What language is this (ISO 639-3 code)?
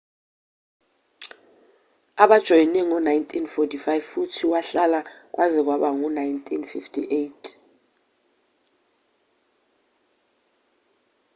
zul